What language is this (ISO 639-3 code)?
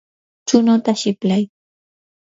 qur